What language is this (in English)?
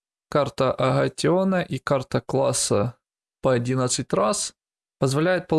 Russian